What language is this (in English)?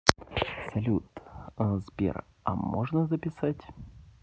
Russian